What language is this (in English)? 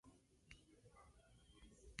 Spanish